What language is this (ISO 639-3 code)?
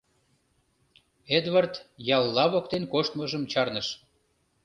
chm